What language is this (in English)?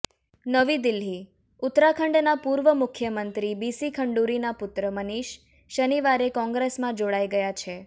Gujarati